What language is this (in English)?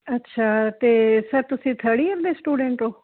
Punjabi